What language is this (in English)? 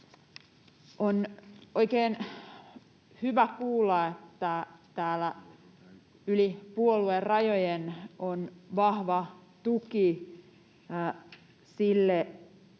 Finnish